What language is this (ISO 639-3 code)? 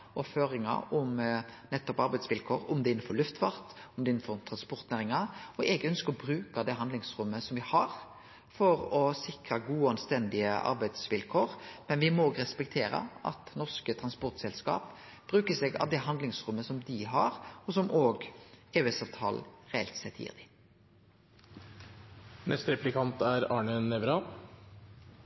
nno